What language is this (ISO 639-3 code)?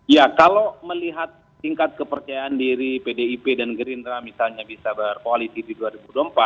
ind